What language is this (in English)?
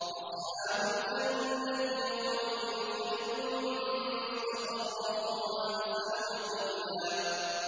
Arabic